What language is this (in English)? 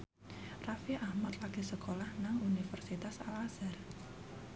Javanese